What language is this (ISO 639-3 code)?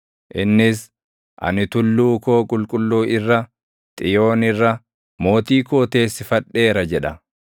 orm